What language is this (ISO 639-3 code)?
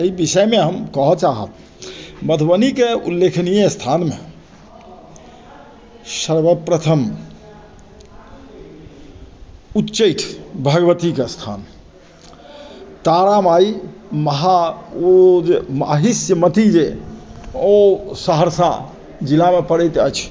mai